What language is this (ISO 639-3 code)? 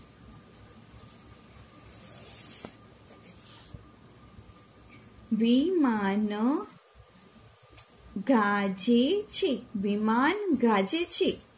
guj